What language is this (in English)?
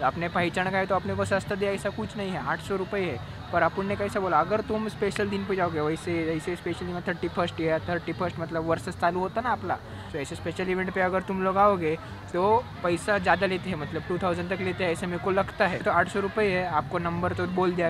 Hindi